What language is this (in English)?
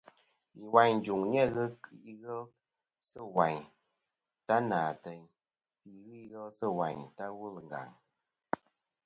Kom